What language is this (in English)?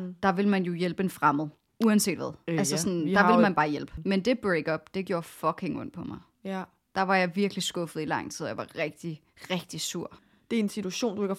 Danish